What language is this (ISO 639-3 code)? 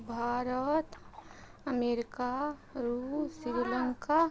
mai